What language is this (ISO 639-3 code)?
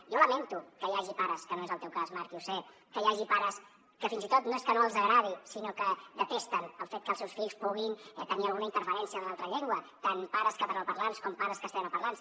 cat